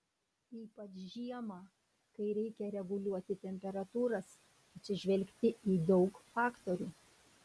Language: Lithuanian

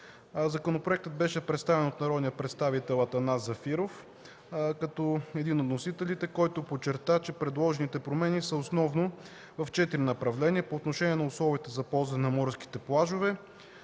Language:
Bulgarian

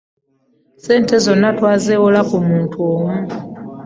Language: Ganda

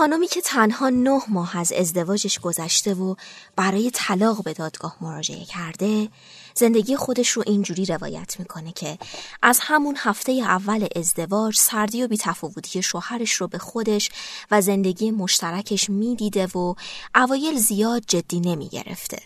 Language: Persian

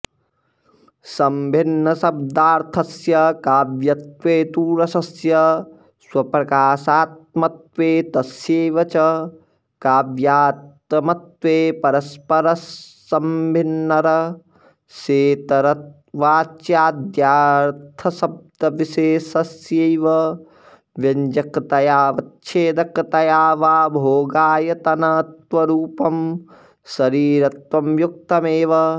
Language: Sanskrit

